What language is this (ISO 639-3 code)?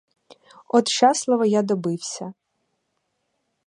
ukr